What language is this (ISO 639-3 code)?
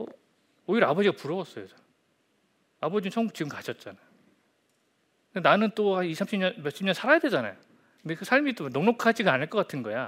kor